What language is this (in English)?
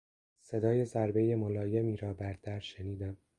Persian